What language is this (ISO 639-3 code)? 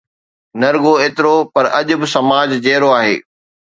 snd